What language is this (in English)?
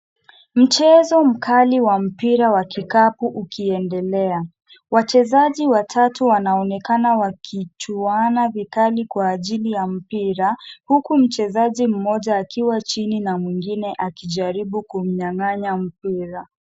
Swahili